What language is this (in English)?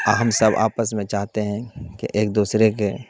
Urdu